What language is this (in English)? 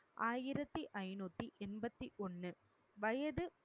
Tamil